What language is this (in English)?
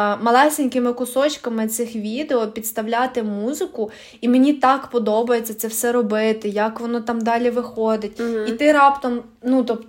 Ukrainian